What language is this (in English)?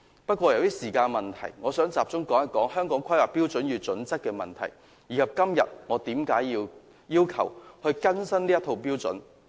Cantonese